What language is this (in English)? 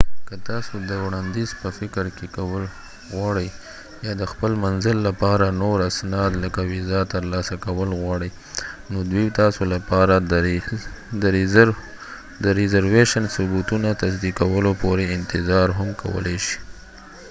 Pashto